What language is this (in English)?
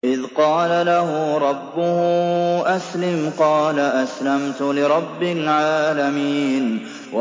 Arabic